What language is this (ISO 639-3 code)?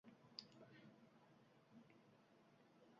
uzb